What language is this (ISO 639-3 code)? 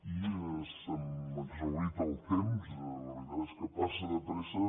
cat